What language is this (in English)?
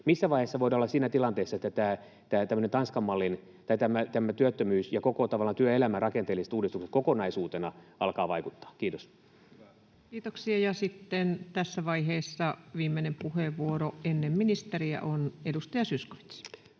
Finnish